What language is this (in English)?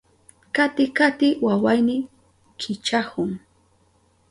Southern Pastaza Quechua